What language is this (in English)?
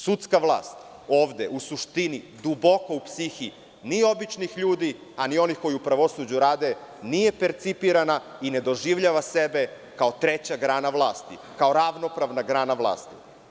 Serbian